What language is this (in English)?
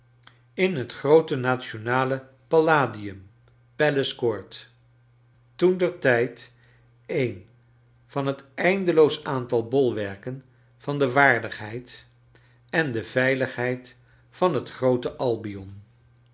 Dutch